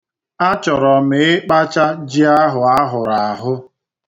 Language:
Igbo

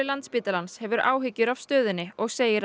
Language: Icelandic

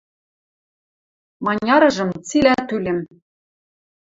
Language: Western Mari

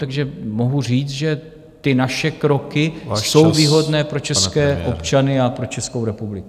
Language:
Czech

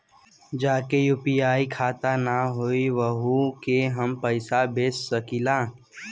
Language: Bhojpuri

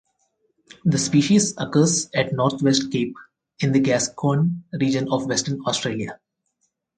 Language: English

